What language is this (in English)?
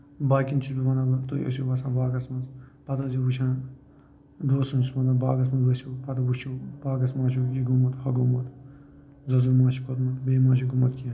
Kashmiri